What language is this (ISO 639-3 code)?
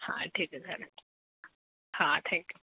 mar